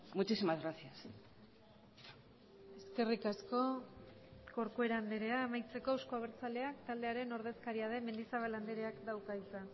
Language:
Basque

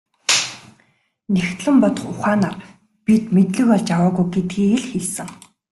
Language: Mongolian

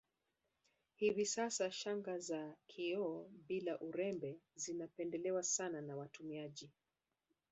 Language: Swahili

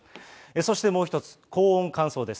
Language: Japanese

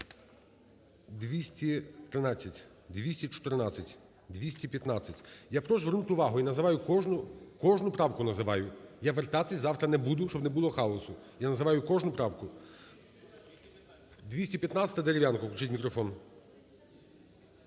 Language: Ukrainian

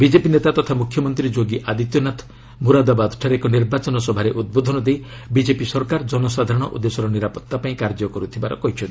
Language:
Odia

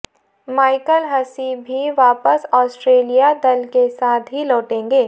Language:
Hindi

